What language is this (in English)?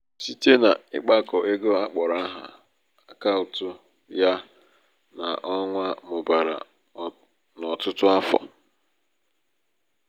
Igbo